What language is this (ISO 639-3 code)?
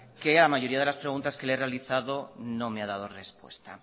spa